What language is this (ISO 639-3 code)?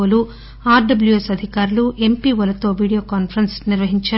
tel